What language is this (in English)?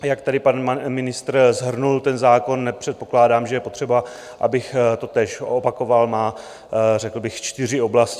Czech